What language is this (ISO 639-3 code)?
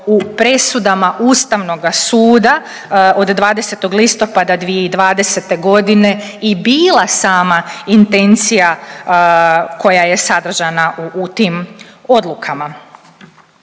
hrv